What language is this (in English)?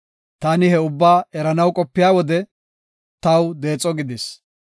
Gofa